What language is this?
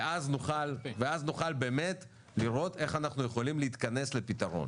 Hebrew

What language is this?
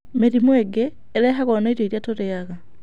Kikuyu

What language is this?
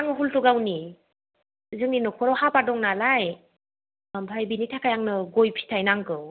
Bodo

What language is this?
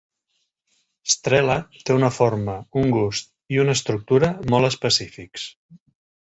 Catalan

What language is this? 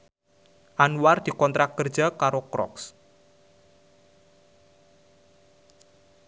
Javanese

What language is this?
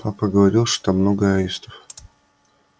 Russian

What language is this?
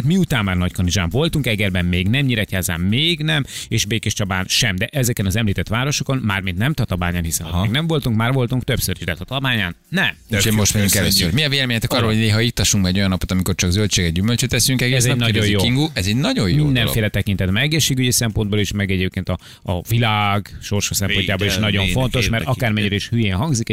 Hungarian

